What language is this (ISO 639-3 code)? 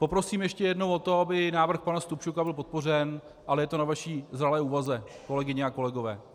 ces